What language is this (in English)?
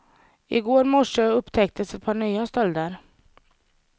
Swedish